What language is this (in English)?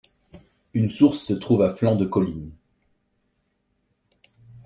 French